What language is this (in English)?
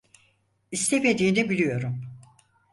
Turkish